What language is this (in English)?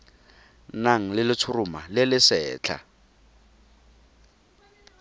Tswana